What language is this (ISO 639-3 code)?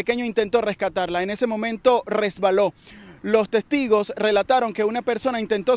spa